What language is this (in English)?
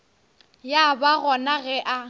Northern Sotho